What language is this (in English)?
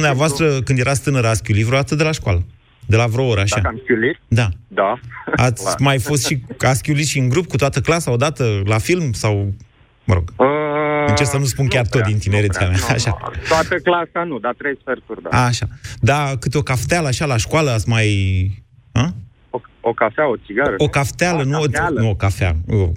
Romanian